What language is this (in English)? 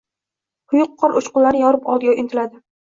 Uzbek